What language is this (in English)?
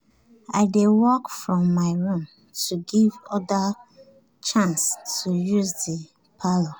Nigerian Pidgin